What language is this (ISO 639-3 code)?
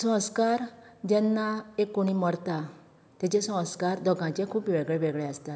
kok